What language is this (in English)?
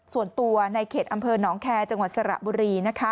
Thai